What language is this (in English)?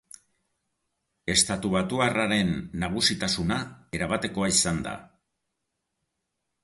Basque